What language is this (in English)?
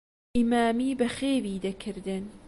Central Kurdish